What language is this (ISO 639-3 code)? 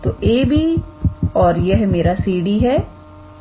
hin